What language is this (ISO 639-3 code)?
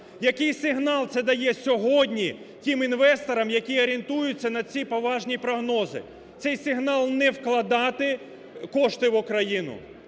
ukr